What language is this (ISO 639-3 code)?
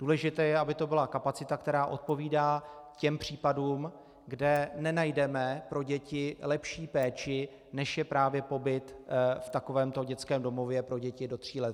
ces